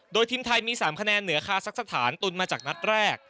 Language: Thai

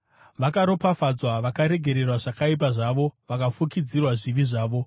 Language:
Shona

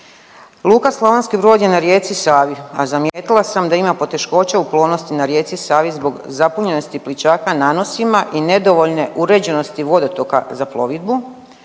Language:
Croatian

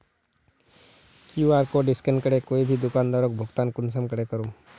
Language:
Magahi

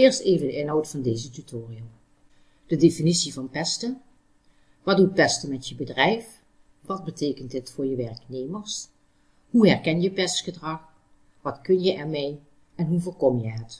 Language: Dutch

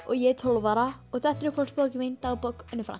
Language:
Icelandic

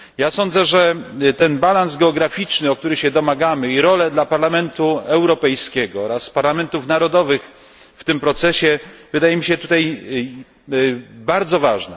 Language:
Polish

